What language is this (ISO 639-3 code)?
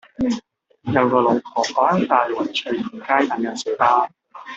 yue